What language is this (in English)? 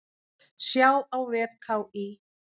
Icelandic